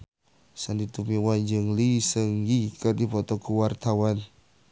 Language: Sundanese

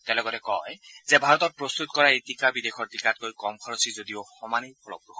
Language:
Assamese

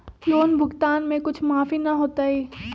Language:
Magahi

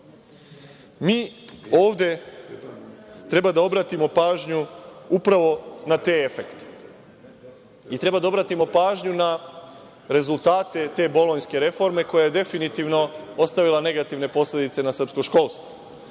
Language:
Serbian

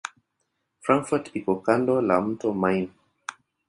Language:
Swahili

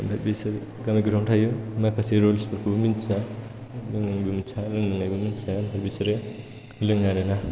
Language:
Bodo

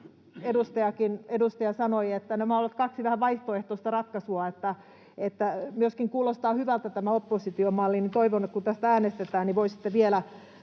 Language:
Finnish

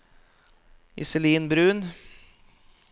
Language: Norwegian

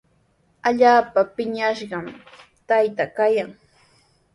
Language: Sihuas Ancash Quechua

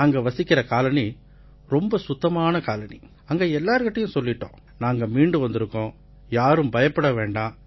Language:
Tamil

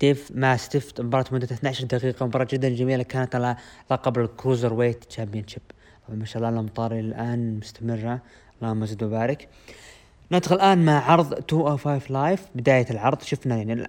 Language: Arabic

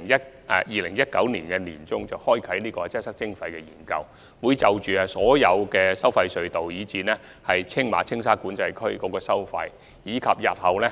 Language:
Cantonese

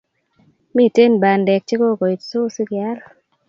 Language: Kalenjin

